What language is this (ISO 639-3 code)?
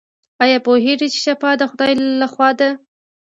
pus